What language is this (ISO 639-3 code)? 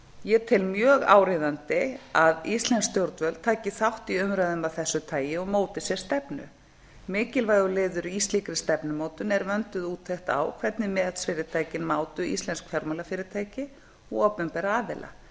isl